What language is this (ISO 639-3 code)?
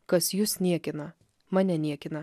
lit